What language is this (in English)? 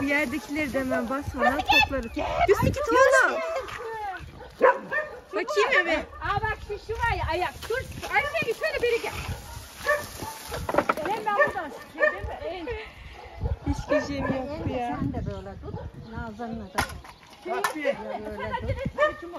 Turkish